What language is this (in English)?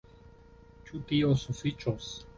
Esperanto